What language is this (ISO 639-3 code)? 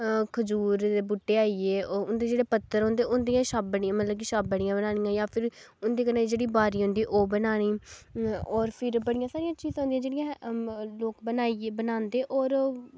doi